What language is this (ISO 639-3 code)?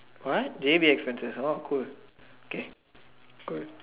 eng